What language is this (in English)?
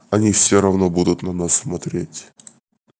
Russian